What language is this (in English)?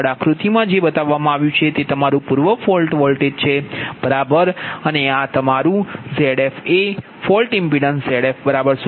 Gujarati